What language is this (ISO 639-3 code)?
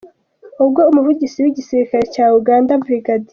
kin